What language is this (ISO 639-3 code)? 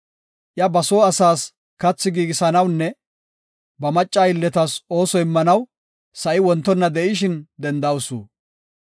gof